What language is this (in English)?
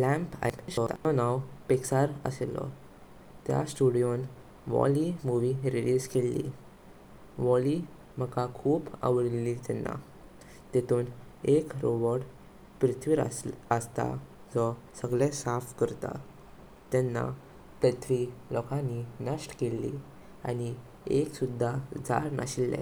Konkani